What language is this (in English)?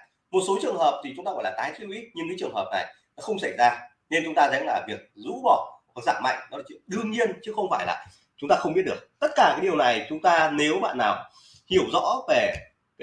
Vietnamese